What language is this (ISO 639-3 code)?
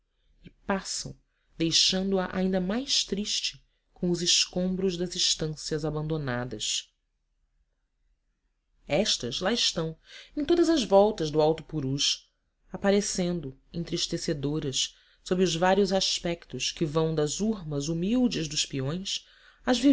por